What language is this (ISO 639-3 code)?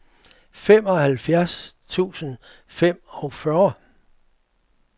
dan